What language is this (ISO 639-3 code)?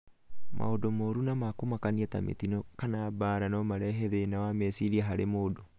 kik